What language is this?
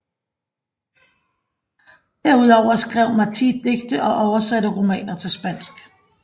Danish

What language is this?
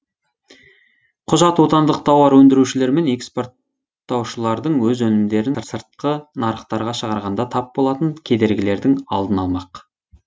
Kazakh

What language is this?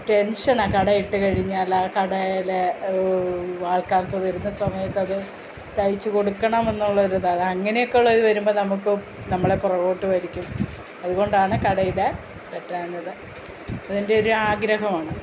Malayalam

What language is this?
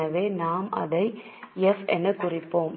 Tamil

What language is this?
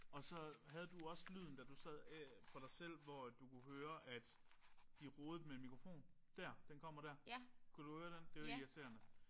Danish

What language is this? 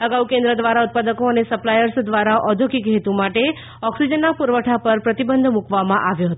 Gujarati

